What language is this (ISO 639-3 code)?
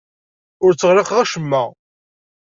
kab